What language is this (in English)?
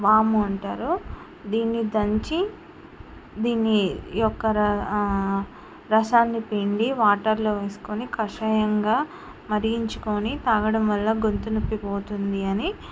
Telugu